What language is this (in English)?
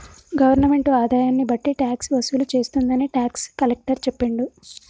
Telugu